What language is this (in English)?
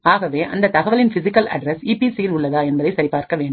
Tamil